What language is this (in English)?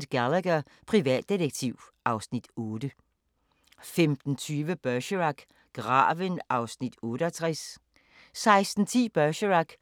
Danish